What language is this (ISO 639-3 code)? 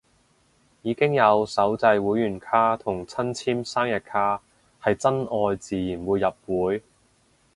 yue